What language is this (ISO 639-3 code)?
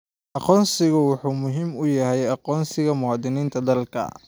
som